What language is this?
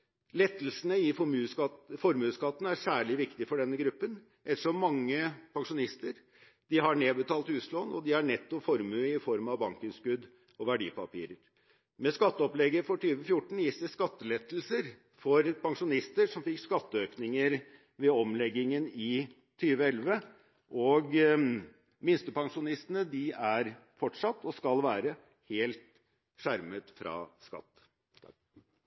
Norwegian Bokmål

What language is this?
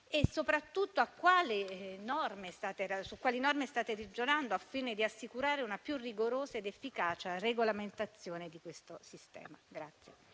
Italian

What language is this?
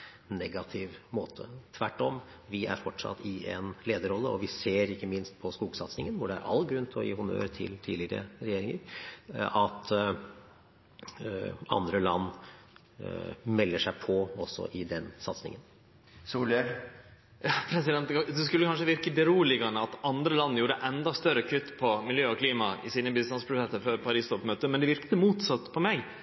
Norwegian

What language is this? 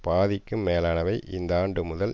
Tamil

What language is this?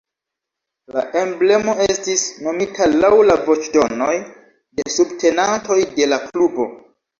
Esperanto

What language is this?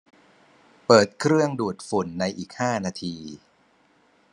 Thai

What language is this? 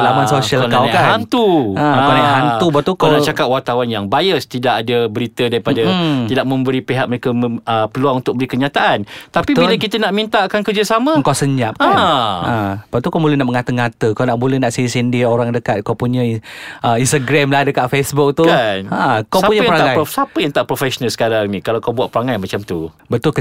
Malay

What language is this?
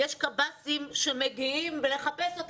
Hebrew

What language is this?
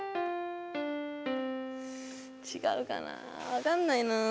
Japanese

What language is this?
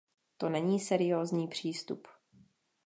Czech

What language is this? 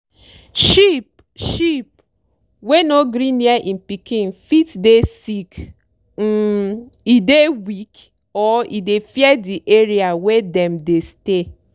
Nigerian Pidgin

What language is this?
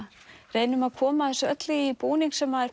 Icelandic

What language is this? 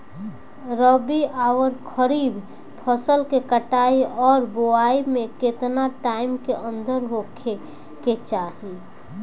Bhojpuri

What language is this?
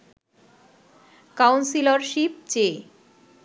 Bangla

